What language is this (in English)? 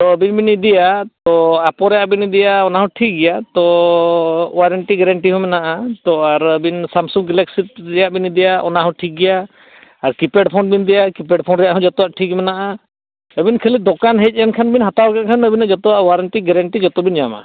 Santali